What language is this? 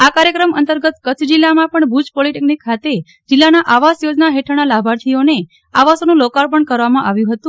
Gujarati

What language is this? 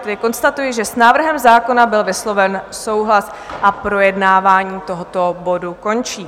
Czech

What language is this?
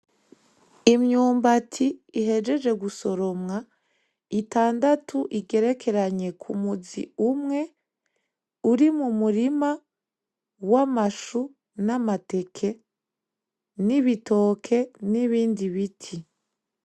Rundi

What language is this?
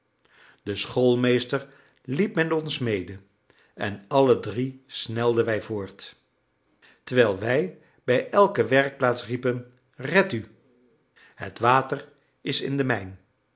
Dutch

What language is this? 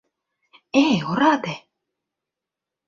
Mari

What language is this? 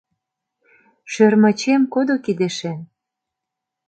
Mari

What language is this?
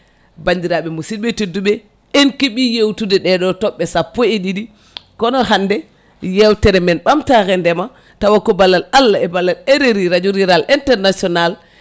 Fula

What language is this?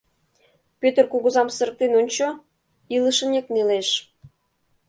Mari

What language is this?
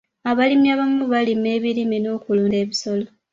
Ganda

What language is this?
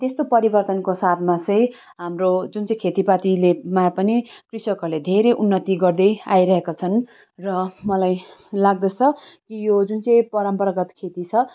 Nepali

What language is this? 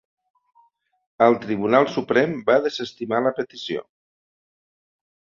Catalan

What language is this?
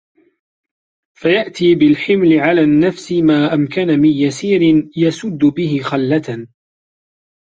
Arabic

